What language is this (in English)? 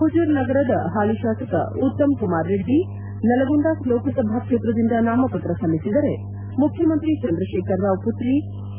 Kannada